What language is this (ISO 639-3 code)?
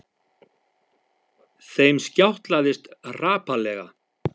isl